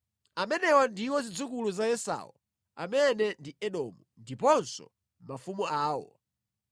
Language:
Nyanja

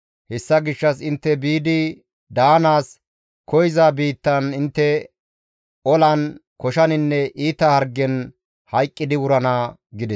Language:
Gamo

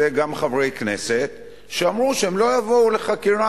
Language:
Hebrew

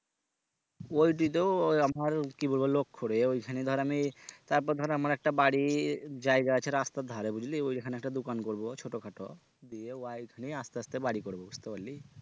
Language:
Bangla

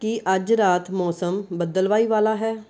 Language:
Punjabi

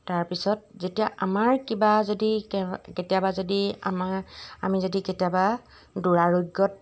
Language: Assamese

